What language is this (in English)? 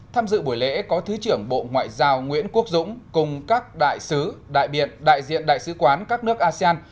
Vietnamese